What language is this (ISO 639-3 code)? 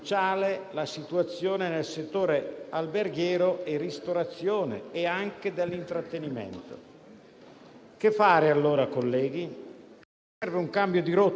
ita